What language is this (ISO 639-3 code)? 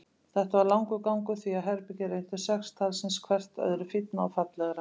isl